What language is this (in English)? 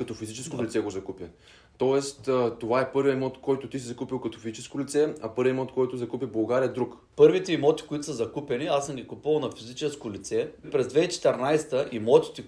Bulgarian